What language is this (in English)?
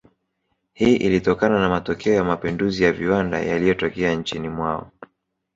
Swahili